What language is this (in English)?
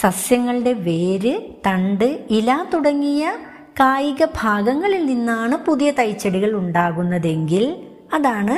Malayalam